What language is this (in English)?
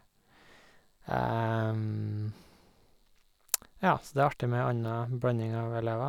Norwegian